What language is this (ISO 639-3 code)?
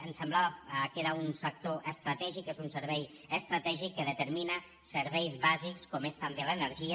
cat